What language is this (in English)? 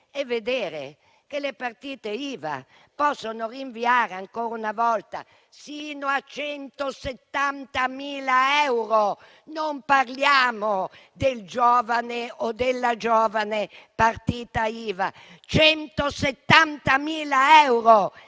Italian